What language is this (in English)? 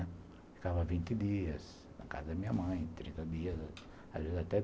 Portuguese